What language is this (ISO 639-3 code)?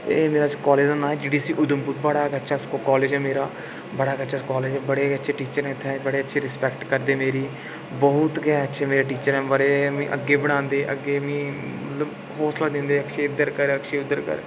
doi